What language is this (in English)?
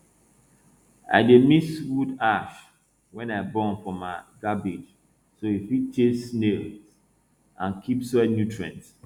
Nigerian Pidgin